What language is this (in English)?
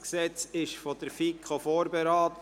Swiss German